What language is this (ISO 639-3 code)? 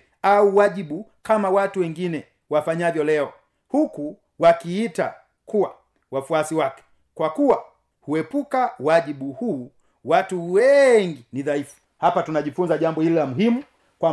swa